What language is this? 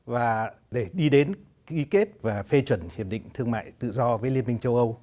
Vietnamese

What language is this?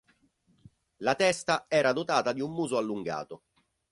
Italian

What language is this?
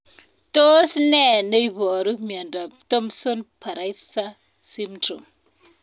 Kalenjin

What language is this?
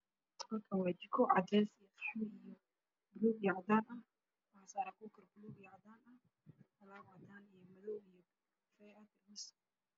Somali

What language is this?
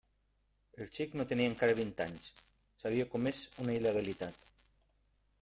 Catalan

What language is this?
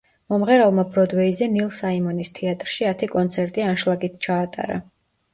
Georgian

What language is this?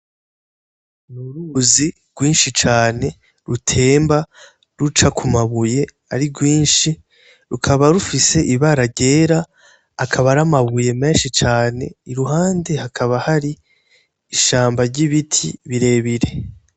Rundi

